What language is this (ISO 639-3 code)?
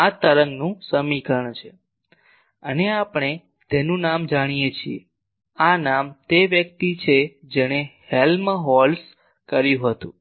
guj